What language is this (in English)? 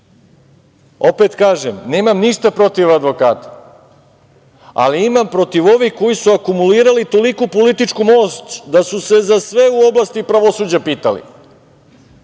Serbian